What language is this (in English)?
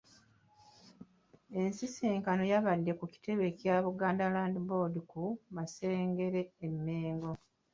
Ganda